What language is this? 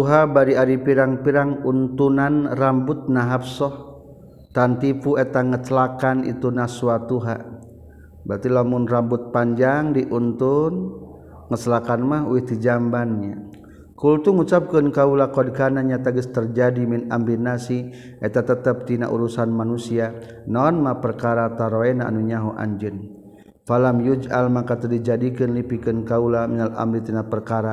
Malay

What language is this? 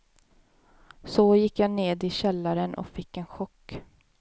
Swedish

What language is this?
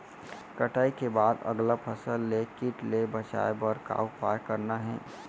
Chhattisgarhi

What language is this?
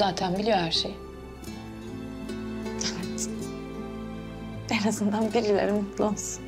Turkish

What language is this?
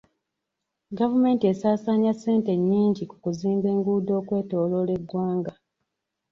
Ganda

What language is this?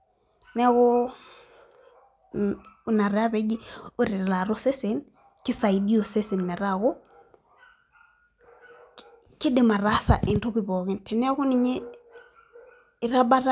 Masai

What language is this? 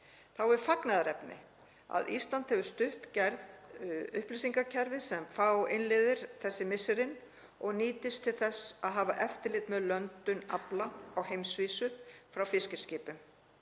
Icelandic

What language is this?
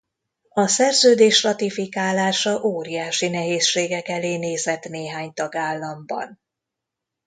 Hungarian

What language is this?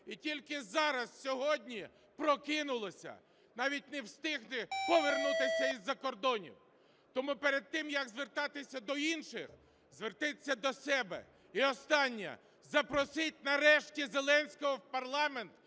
Ukrainian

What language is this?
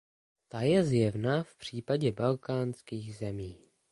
Czech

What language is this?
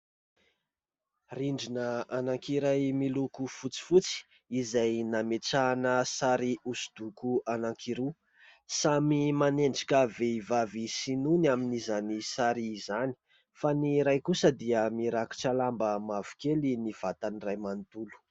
Malagasy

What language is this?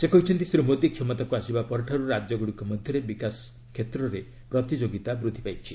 Odia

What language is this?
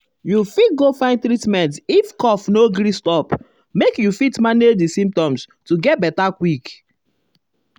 Nigerian Pidgin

